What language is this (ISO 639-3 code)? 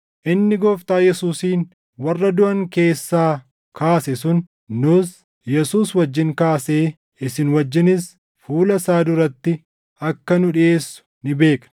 orm